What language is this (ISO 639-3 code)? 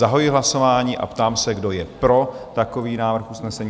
ces